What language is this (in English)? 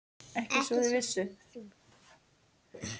Icelandic